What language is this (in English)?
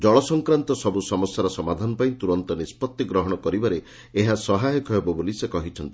Odia